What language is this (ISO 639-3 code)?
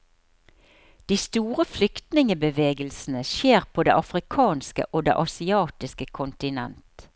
nor